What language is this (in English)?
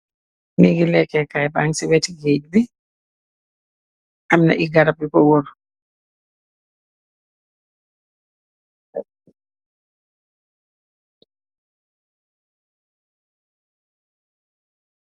Wolof